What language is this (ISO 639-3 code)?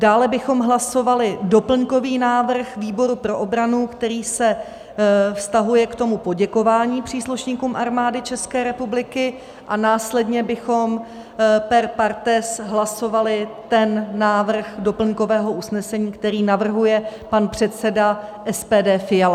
ces